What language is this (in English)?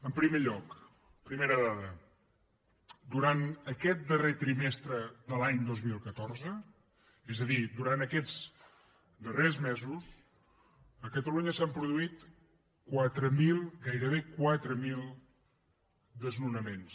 Catalan